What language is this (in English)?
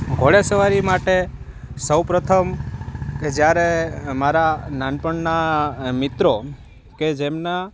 Gujarati